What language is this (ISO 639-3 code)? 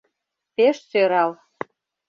chm